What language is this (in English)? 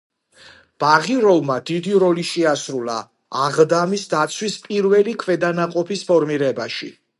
Georgian